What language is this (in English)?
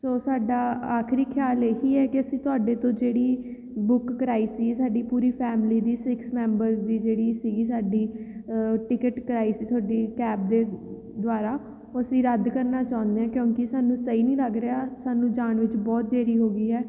Punjabi